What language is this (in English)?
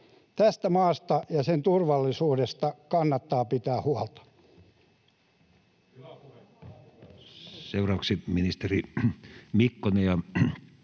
Finnish